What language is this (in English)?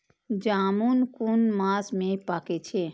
Maithili